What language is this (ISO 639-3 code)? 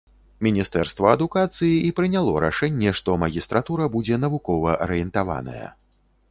bel